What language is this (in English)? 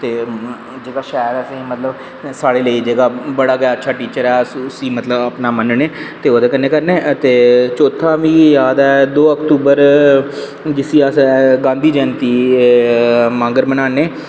Dogri